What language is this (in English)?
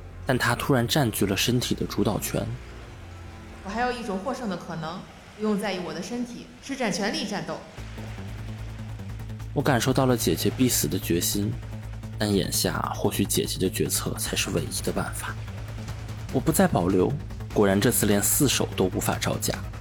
Chinese